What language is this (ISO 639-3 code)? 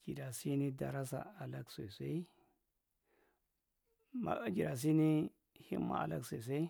mrt